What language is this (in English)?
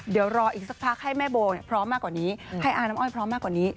Thai